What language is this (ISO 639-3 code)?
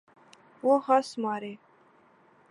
urd